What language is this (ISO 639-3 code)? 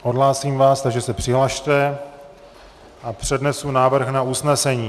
ces